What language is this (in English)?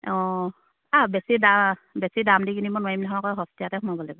Assamese